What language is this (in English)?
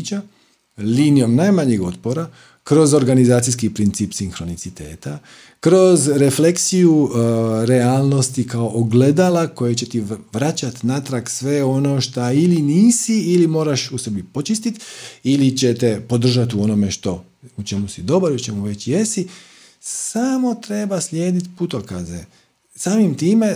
Croatian